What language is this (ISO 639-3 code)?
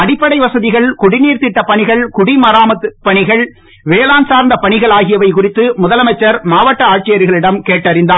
tam